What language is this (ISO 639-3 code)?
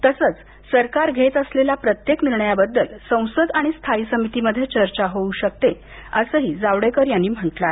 mar